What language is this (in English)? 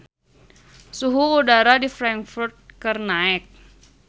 Sundanese